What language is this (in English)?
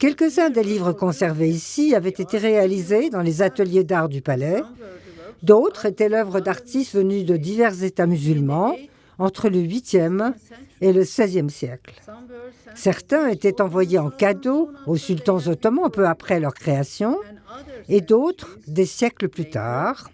French